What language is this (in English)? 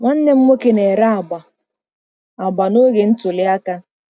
Igbo